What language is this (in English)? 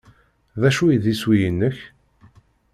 Kabyle